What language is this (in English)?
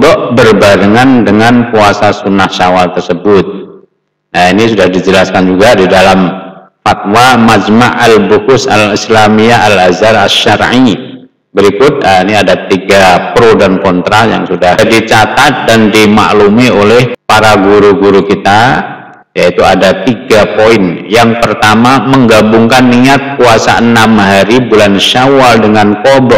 Indonesian